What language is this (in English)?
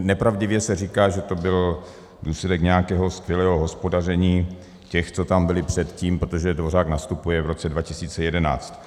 Czech